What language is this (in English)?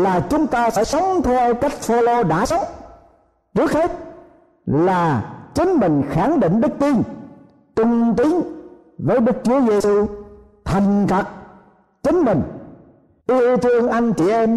Vietnamese